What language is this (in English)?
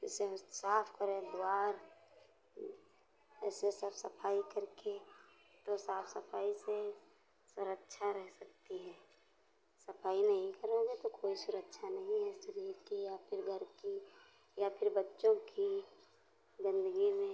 Hindi